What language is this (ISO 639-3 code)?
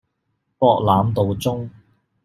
yue